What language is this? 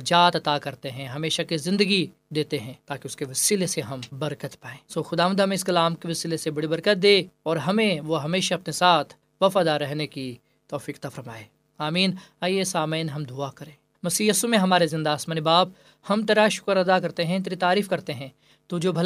Urdu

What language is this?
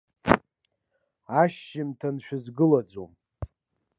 Abkhazian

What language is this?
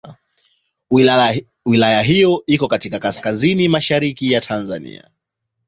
Swahili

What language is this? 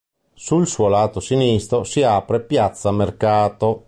Italian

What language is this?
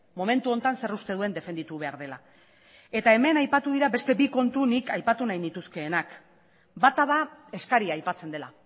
Basque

